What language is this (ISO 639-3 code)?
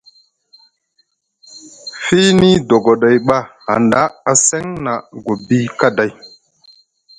mug